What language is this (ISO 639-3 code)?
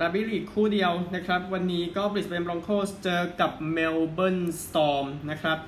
tha